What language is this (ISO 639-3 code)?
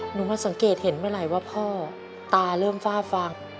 tha